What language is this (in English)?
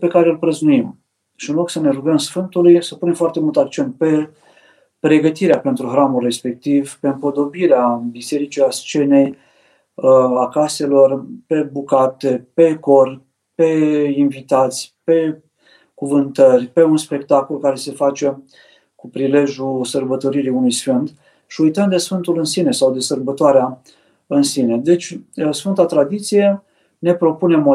Romanian